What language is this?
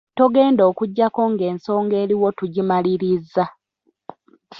Ganda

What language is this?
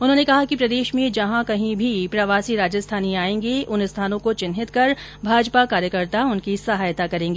Hindi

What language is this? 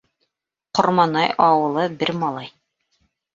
Bashkir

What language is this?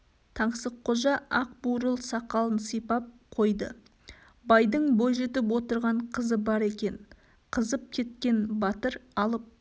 Kazakh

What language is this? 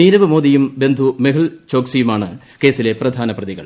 Malayalam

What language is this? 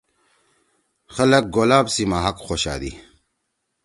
Torwali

